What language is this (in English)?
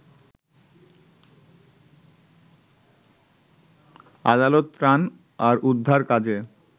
Bangla